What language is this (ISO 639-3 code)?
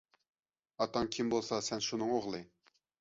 uig